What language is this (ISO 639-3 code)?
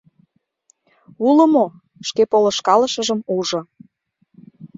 chm